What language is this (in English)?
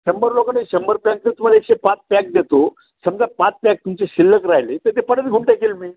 Marathi